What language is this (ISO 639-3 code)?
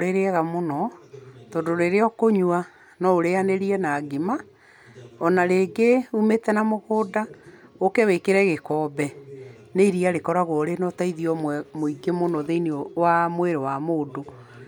kik